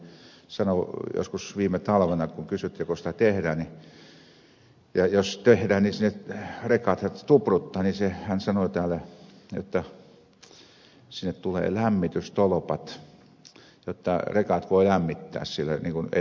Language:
Finnish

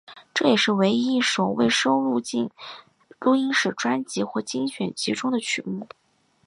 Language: Chinese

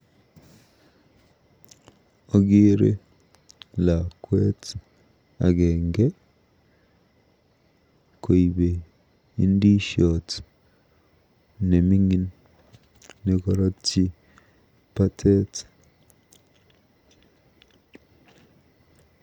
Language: Kalenjin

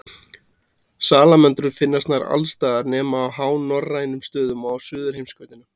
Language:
Icelandic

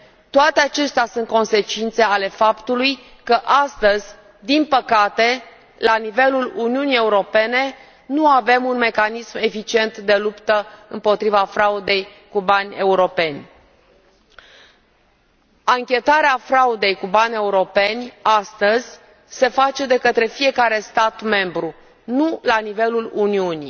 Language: Romanian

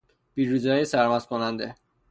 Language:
Persian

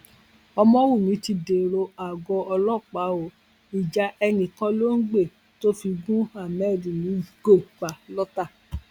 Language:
Yoruba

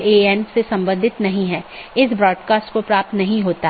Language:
Hindi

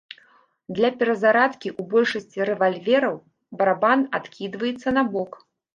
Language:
Belarusian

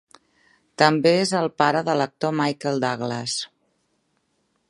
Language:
Catalan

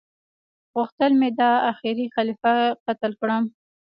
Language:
Pashto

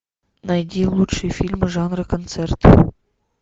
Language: Russian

